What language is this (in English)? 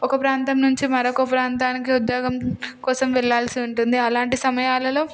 Telugu